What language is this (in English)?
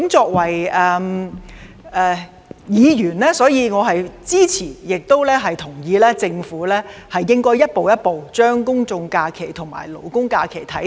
Cantonese